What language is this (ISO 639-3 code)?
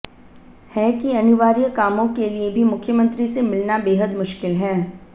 hin